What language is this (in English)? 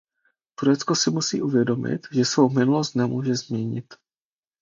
Czech